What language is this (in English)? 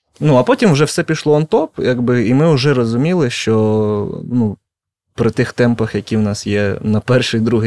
Ukrainian